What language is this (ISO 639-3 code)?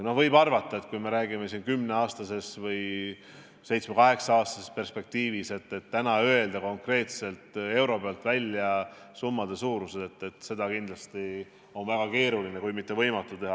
est